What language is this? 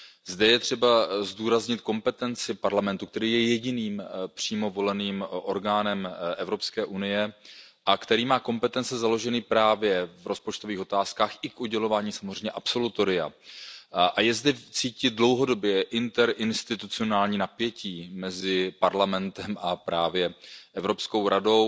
Czech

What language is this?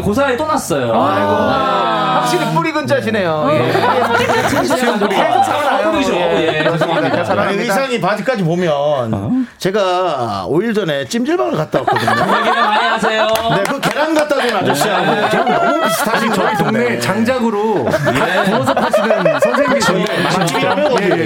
Korean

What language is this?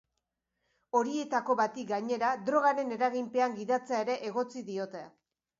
Basque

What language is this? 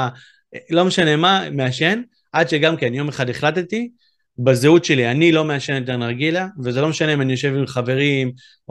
Hebrew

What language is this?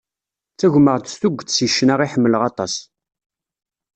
Kabyle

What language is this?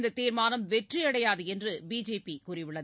Tamil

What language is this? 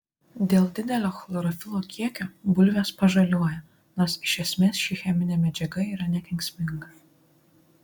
Lithuanian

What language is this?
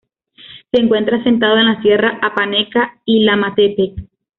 Spanish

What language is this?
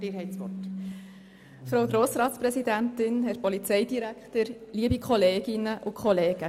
Swiss German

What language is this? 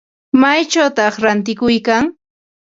Ambo-Pasco Quechua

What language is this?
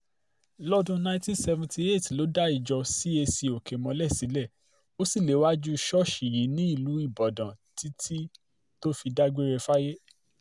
Yoruba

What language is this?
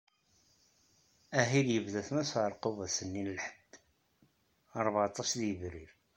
Kabyle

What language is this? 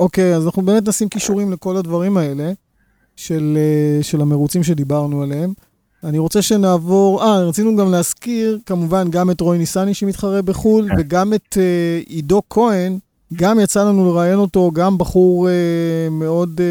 Hebrew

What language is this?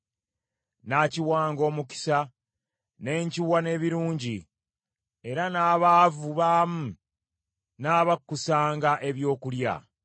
Ganda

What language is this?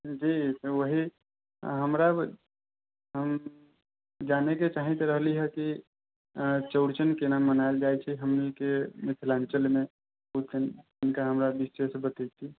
Maithili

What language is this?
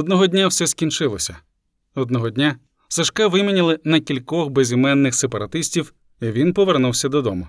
Ukrainian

